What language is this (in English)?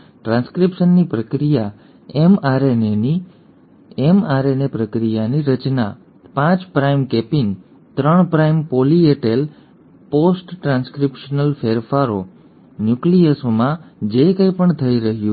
Gujarati